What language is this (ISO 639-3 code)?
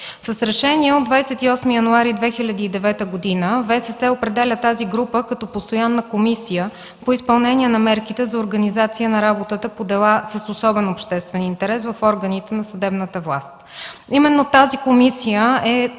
bul